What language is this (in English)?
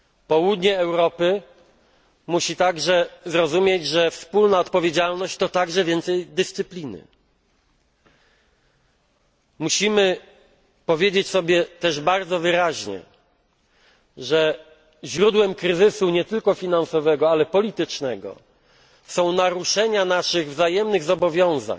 Polish